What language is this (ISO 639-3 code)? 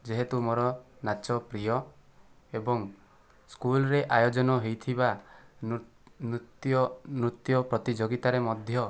ori